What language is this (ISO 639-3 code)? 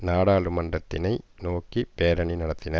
tam